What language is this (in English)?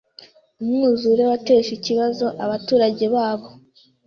Kinyarwanda